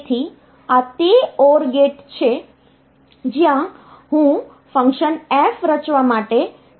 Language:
Gujarati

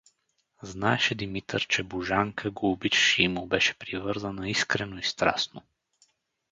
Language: Bulgarian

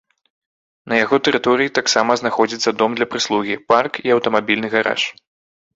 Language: Belarusian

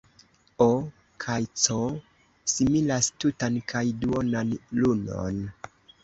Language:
Esperanto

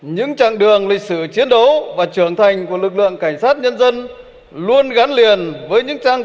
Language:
Vietnamese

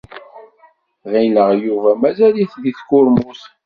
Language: Kabyle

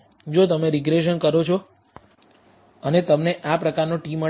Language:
Gujarati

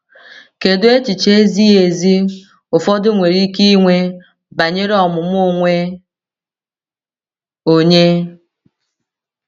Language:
Igbo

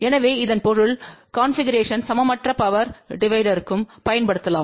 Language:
Tamil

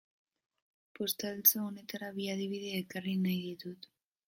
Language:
Basque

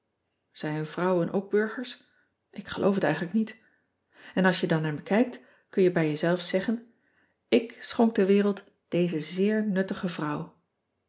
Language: Dutch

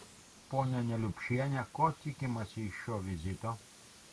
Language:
Lithuanian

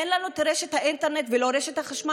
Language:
Hebrew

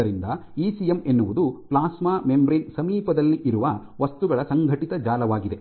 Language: Kannada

